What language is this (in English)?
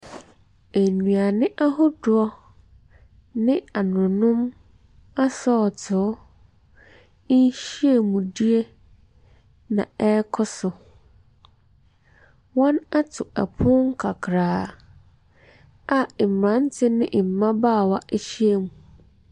Akan